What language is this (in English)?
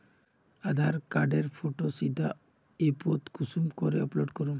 Magahi